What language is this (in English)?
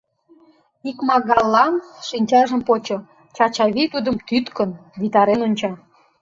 Mari